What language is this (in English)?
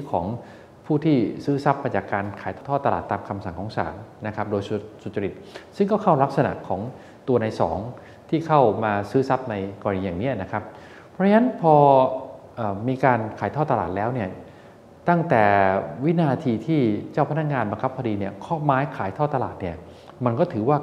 Thai